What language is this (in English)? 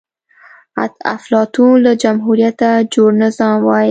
Pashto